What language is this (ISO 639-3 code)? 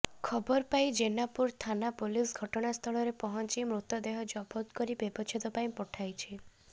ori